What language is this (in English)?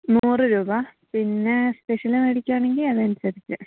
Malayalam